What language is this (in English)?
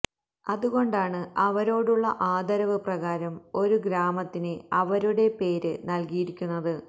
Malayalam